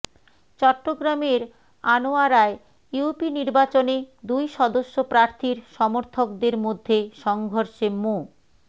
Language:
Bangla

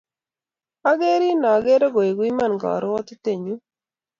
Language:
Kalenjin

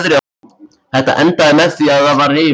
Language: Icelandic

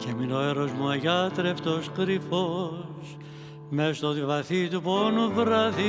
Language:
Greek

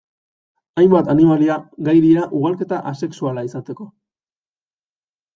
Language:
Basque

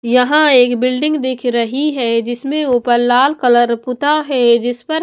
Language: Hindi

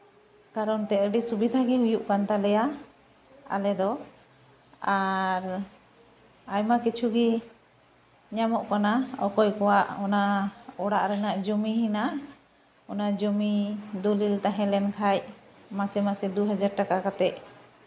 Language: Santali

